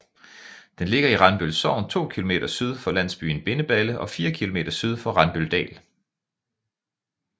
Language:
Danish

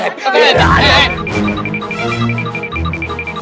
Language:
Indonesian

